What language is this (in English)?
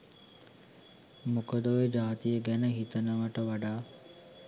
Sinhala